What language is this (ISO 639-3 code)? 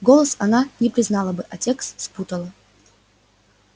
rus